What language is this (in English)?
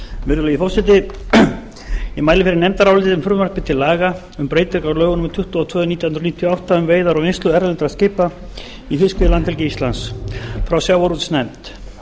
Icelandic